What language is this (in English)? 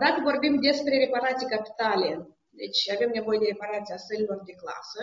Romanian